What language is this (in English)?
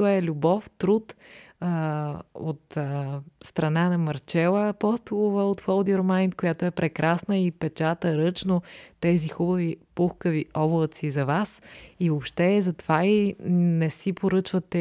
Bulgarian